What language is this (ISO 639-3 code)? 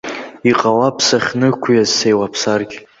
abk